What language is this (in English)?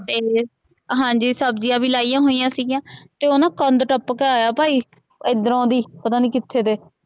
Punjabi